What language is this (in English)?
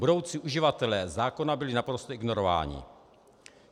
Czech